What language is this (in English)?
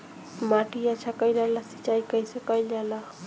Bhojpuri